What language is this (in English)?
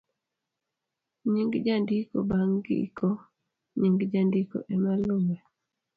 Luo (Kenya and Tanzania)